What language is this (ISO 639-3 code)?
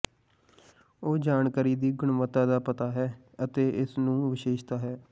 pan